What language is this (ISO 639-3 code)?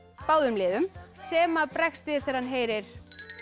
isl